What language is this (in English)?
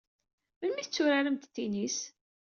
Kabyle